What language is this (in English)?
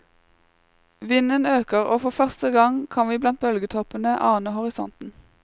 Norwegian